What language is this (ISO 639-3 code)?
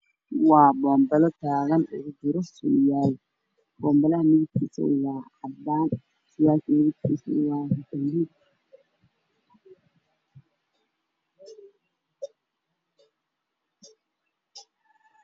som